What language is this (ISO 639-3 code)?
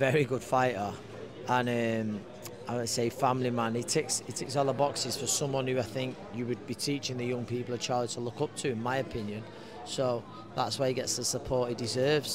eng